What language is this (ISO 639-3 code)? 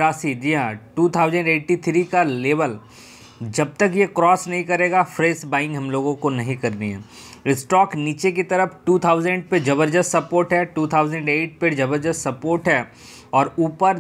hin